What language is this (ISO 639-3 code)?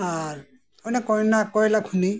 sat